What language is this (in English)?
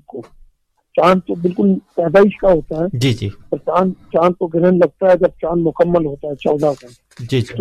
Urdu